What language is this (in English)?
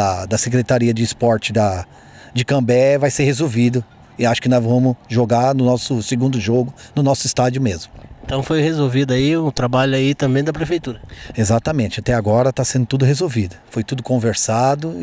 Portuguese